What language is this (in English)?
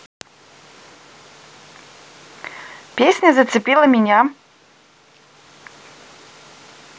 Russian